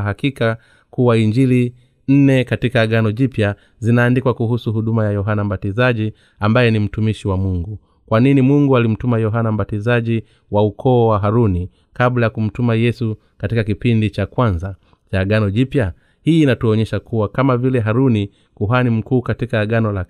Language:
Swahili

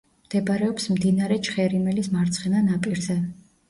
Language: Georgian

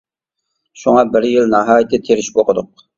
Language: Uyghur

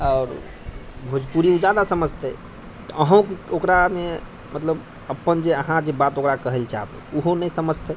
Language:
Maithili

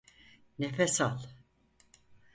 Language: Turkish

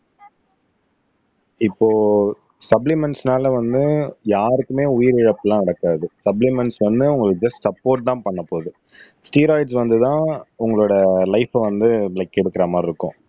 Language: Tamil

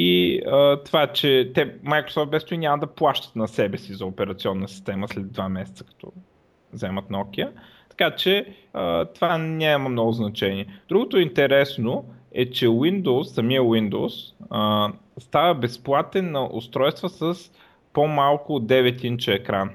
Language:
Bulgarian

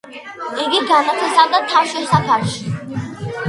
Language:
Georgian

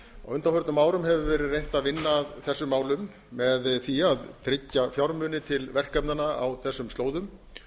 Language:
Icelandic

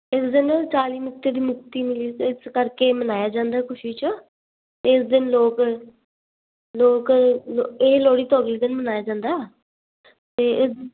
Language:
Punjabi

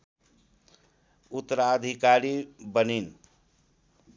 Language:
Nepali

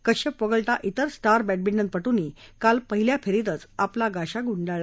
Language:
Marathi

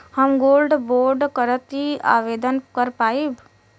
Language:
Bhojpuri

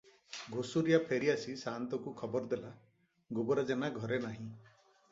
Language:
Odia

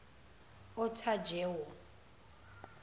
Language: Zulu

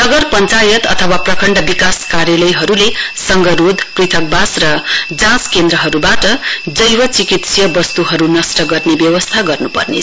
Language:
Nepali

